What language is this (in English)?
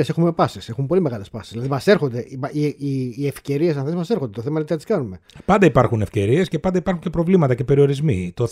Greek